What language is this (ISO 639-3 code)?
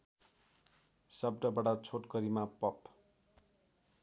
nep